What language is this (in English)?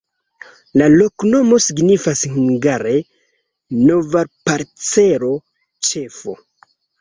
Esperanto